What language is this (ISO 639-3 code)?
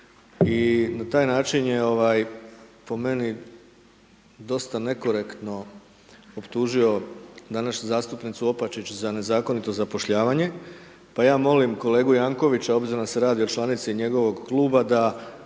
hrv